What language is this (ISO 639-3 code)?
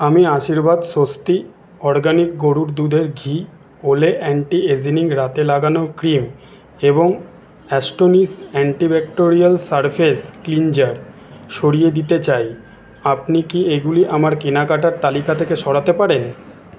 ben